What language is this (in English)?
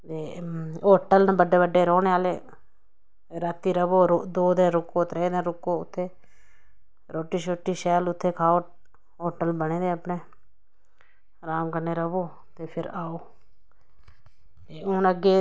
Dogri